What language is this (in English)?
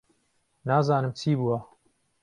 Central Kurdish